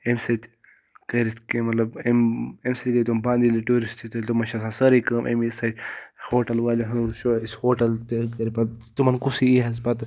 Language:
Kashmiri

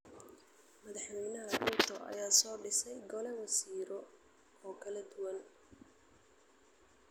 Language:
Somali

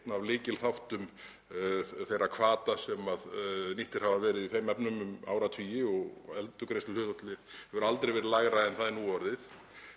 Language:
Icelandic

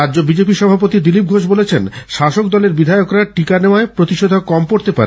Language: Bangla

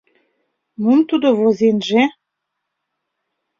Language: Mari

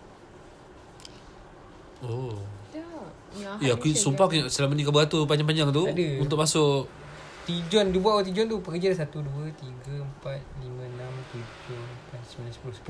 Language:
Malay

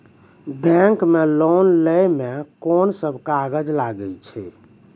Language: Maithili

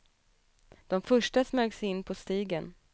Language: Swedish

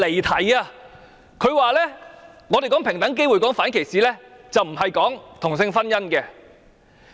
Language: Cantonese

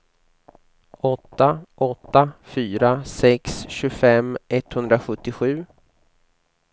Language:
Swedish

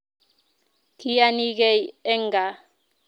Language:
Kalenjin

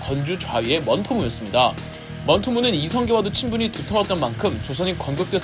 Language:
Korean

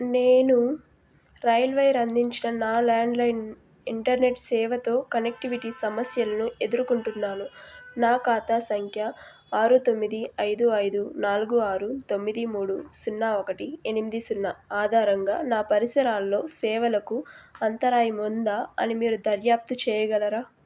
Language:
Telugu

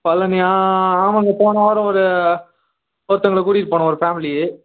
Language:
Tamil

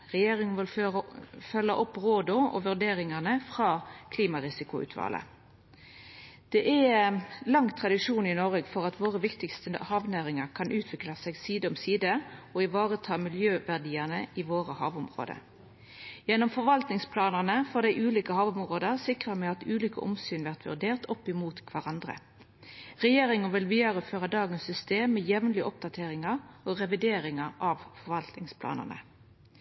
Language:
Norwegian Nynorsk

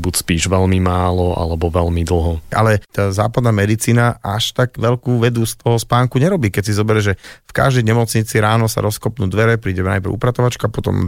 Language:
Slovak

